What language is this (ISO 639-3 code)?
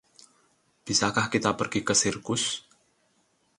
ind